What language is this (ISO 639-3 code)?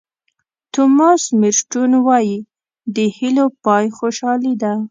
pus